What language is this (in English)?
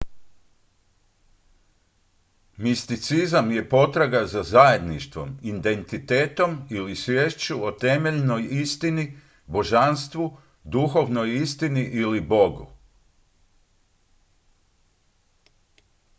Croatian